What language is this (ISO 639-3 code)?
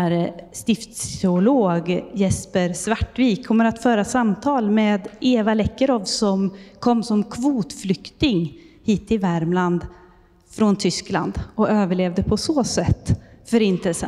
swe